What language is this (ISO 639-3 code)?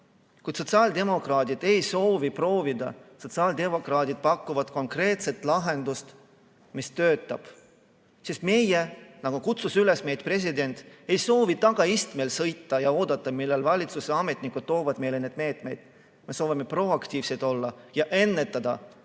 est